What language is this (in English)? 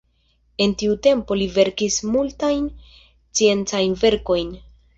Esperanto